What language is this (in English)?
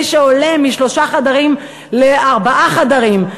Hebrew